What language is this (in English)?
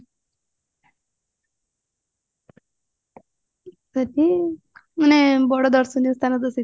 Odia